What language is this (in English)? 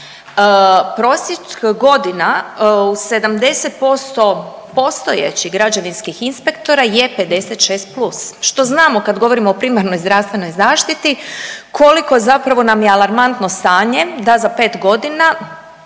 Croatian